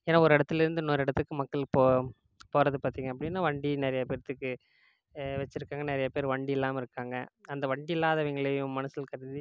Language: Tamil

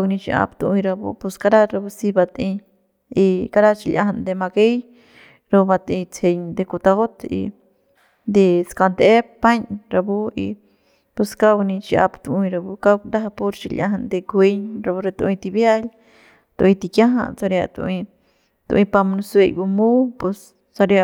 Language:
Central Pame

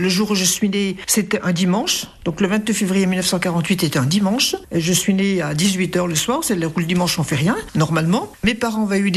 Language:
French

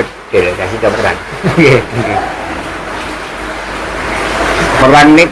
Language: Indonesian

